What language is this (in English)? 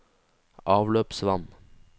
Norwegian